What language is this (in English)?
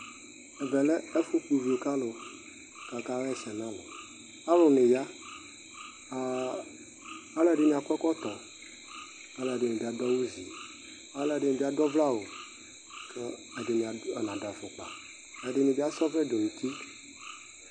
Ikposo